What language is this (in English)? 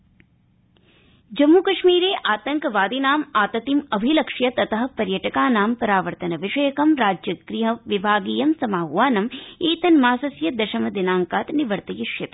Sanskrit